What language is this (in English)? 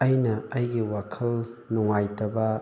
Manipuri